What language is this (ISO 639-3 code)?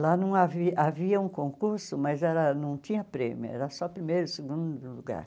por